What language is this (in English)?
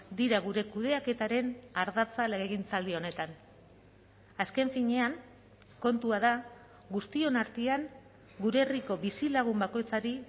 Basque